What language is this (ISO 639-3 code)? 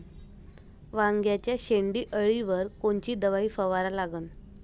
mar